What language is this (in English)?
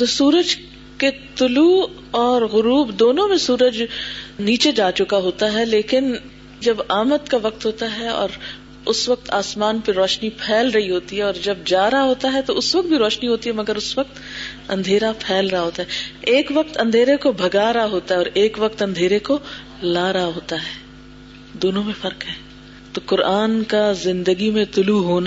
Urdu